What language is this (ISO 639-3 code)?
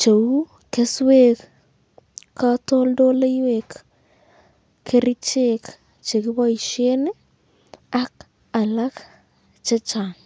kln